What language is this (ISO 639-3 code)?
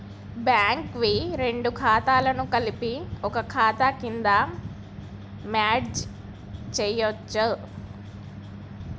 tel